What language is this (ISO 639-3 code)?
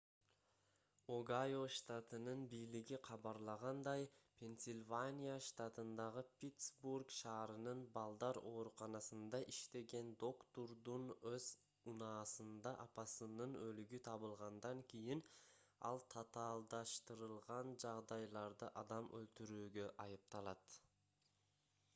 kir